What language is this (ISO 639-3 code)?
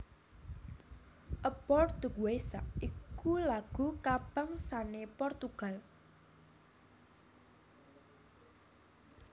jav